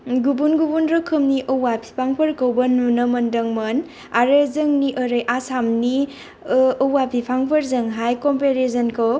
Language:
Bodo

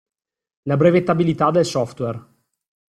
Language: Italian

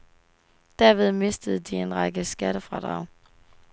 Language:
Danish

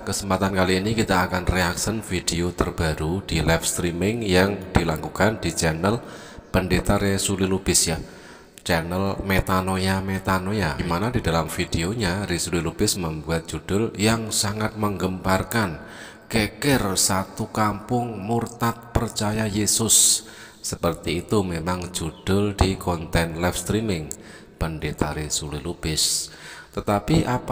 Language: Indonesian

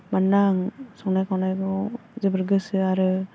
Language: Bodo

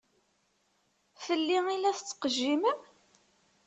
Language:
Kabyle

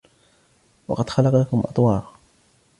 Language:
Arabic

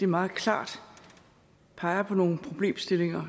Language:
Danish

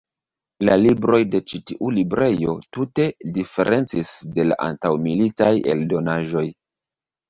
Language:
Esperanto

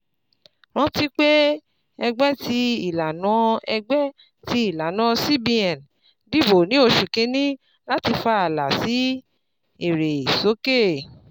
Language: Yoruba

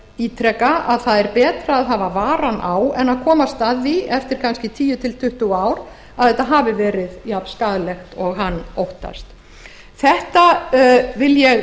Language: Icelandic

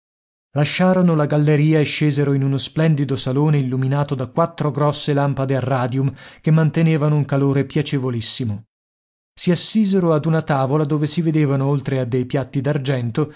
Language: Italian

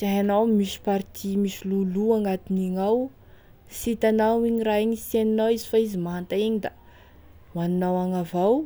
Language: Tesaka Malagasy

